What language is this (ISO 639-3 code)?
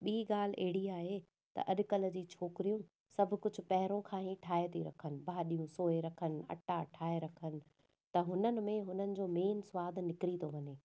snd